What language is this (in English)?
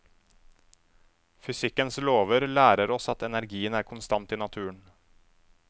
Norwegian